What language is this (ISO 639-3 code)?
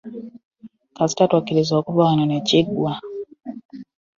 lug